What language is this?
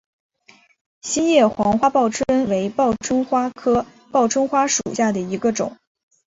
Chinese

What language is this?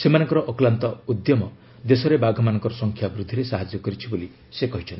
Odia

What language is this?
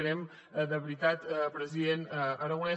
Catalan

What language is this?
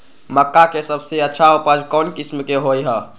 Magahi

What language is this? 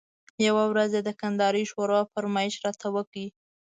Pashto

